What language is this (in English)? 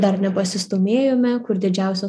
Lithuanian